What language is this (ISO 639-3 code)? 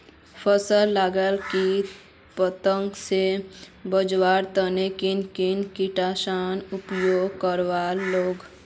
mag